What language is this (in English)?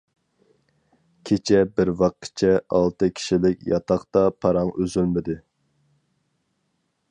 Uyghur